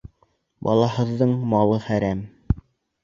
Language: Bashkir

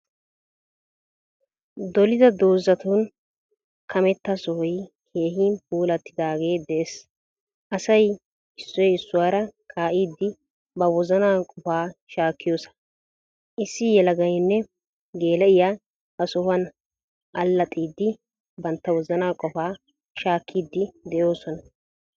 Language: Wolaytta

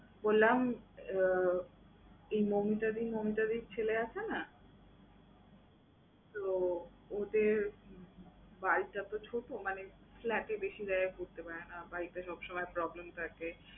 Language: Bangla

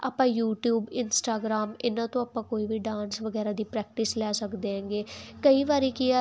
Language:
Punjabi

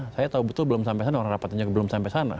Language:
Indonesian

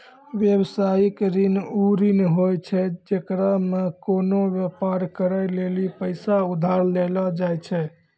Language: Maithili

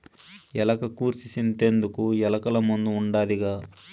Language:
Telugu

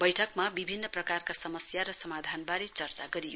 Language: Nepali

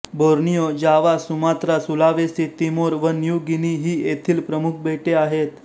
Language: Marathi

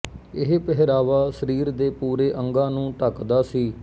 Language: Punjabi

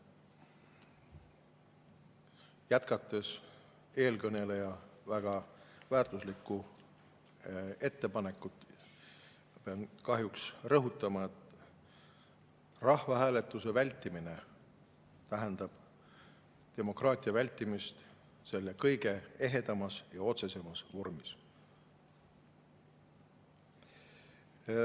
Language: Estonian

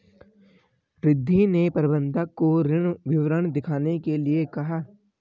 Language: Hindi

